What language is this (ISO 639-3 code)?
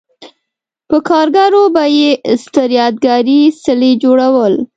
pus